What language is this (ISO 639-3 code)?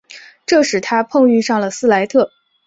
zho